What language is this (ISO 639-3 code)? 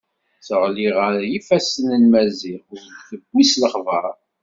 kab